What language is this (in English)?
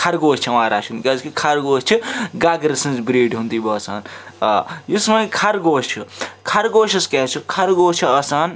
Kashmiri